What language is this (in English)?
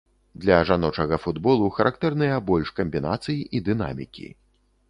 Belarusian